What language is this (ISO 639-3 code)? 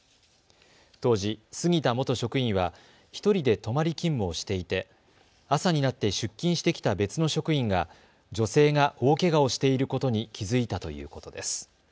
jpn